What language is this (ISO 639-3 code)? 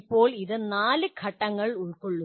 mal